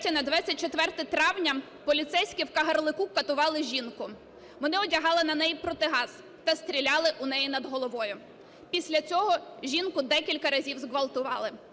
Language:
Ukrainian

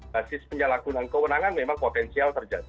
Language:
Indonesian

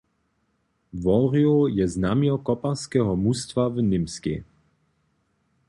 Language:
Upper Sorbian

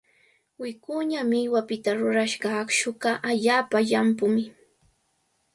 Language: Cajatambo North Lima Quechua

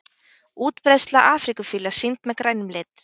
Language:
Icelandic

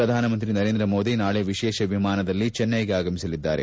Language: Kannada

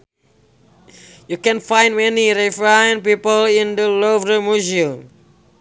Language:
Sundanese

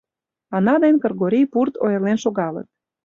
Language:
Mari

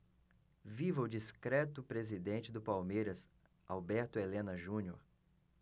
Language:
Portuguese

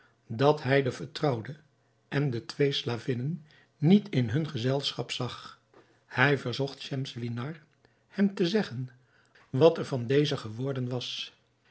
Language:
Dutch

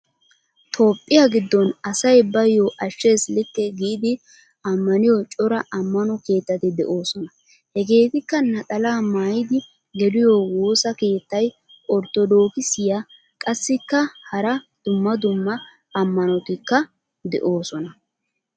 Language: Wolaytta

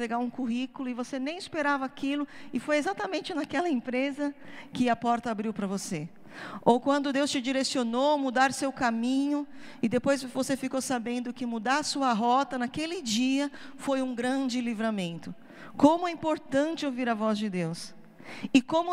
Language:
Portuguese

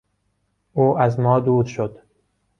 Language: Persian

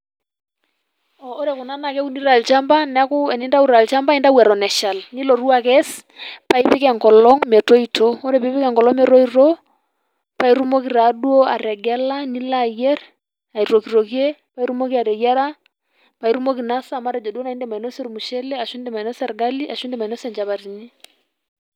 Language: Masai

